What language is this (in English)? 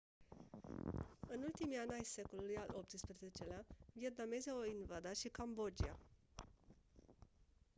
Romanian